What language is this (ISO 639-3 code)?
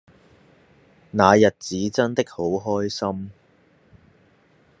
yue